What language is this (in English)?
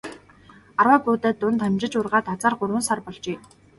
Mongolian